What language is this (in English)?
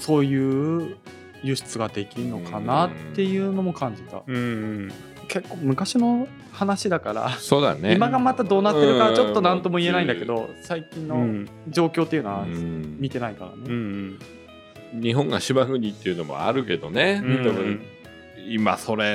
Japanese